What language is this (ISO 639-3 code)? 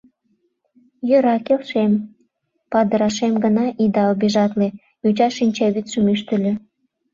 chm